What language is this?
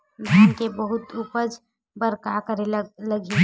Chhattisgarhi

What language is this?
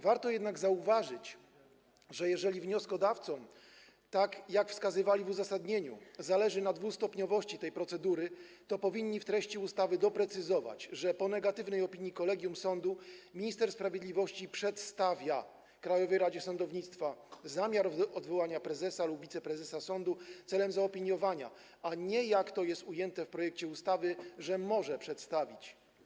Polish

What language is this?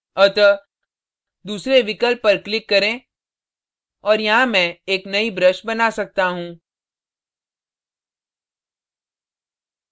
Hindi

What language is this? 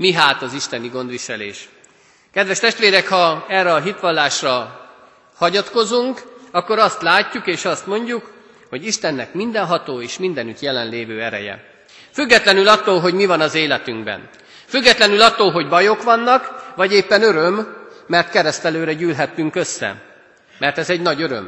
Hungarian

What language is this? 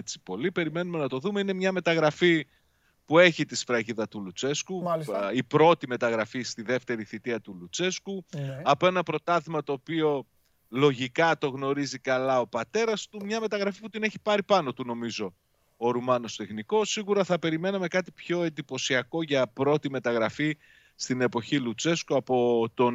Greek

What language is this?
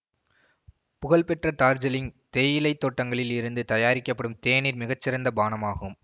Tamil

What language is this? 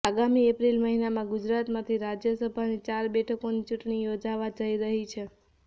Gujarati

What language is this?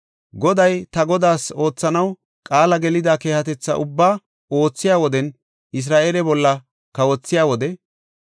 Gofa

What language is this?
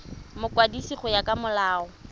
Tswana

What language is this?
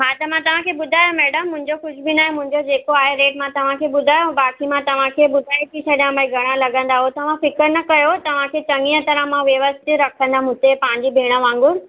Sindhi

